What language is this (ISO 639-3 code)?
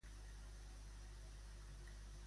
cat